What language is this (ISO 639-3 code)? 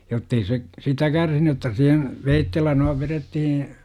fin